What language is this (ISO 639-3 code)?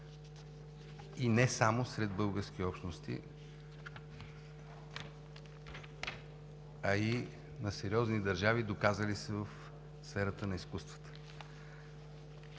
bul